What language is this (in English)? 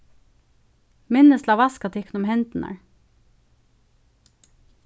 Faroese